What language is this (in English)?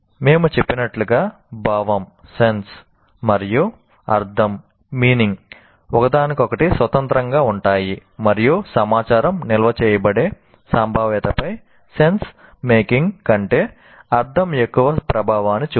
Telugu